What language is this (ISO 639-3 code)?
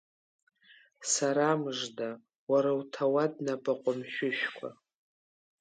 abk